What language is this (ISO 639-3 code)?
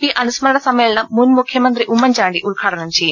mal